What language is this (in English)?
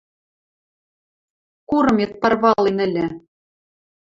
Western Mari